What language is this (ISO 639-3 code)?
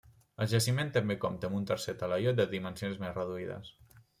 cat